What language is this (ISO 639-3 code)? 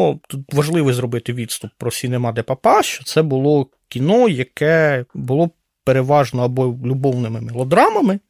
ukr